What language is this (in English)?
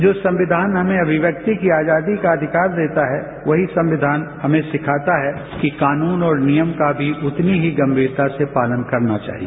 Hindi